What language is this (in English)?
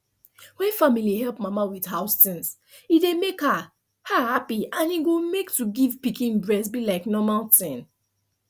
Nigerian Pidgin